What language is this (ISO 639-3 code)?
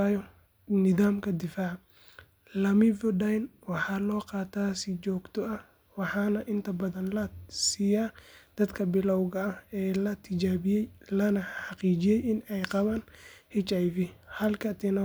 som